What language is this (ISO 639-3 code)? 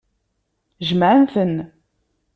kab